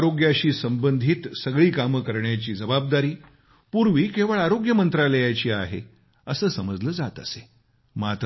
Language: Marathi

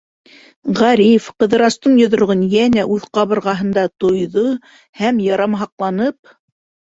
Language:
Bashkir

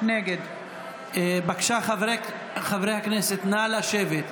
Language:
Hebrew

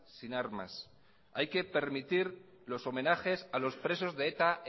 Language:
Spanish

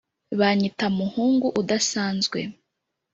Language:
Kinyarwanda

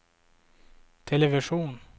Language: Swedish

